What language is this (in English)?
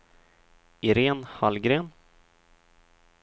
Swedish